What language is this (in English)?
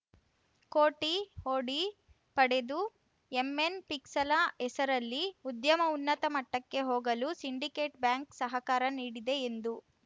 Kannada